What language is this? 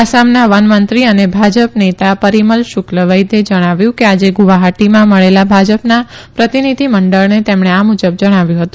Gujarati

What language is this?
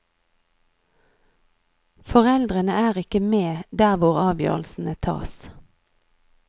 Norwegian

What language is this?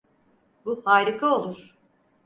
Turkish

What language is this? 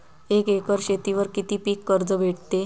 Marathi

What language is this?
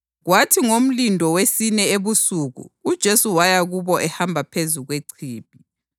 North Ndebele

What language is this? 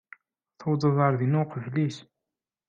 Kabyle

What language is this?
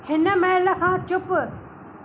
Sindhi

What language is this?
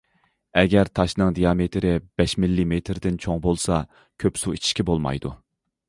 Uyghur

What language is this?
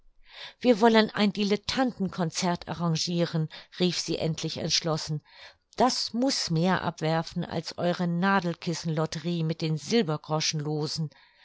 German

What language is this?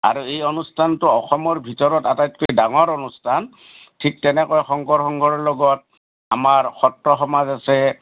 Assamese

